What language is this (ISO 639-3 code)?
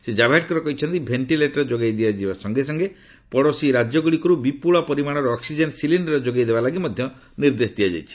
ori